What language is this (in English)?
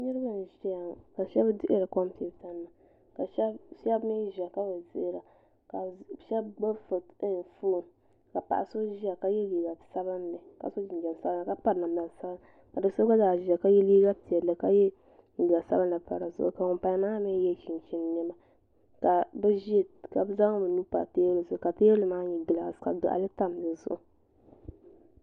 Dagbani